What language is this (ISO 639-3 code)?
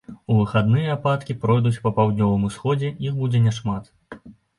bel